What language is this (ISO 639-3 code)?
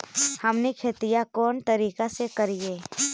mag